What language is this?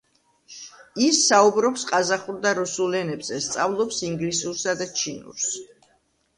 Georgian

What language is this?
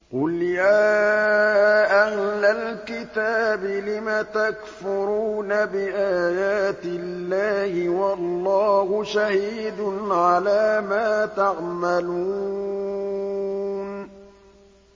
Arabic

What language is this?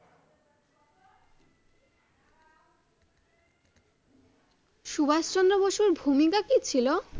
Bangla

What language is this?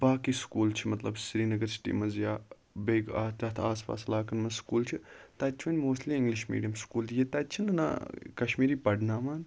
Kashmiri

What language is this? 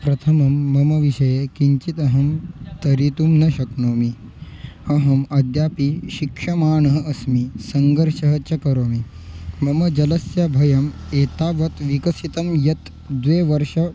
Sanskrit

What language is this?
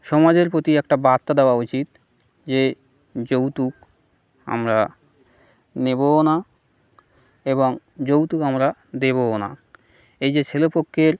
Bangla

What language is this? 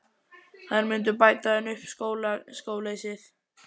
Icelandic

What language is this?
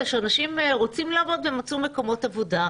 Hebrew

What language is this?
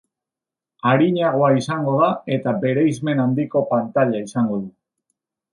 Basque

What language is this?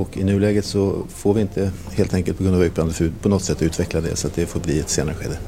Swedish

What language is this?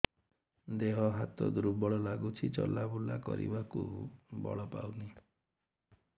Odia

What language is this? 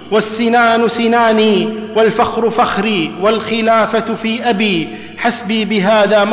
Arabic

